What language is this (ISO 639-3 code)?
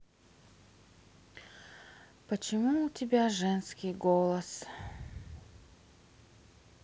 rus